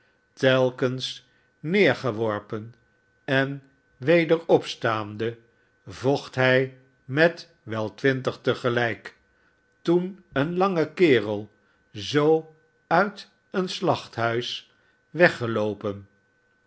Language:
Dutch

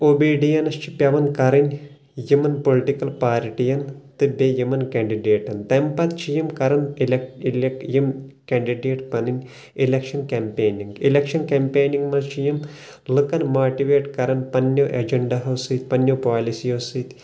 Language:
Kashmiri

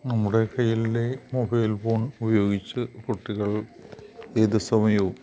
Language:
Malayalam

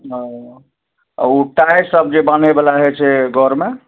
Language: Maithili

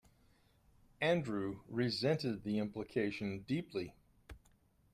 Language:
English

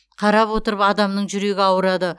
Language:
Kazakh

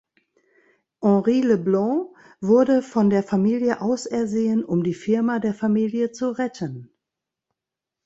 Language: German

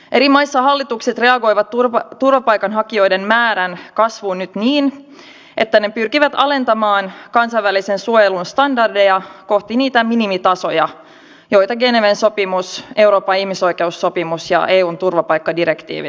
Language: Finnish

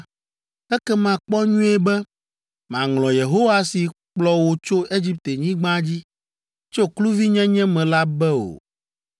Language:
Ewe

